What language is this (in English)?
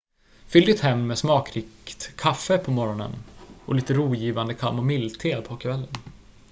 Swedish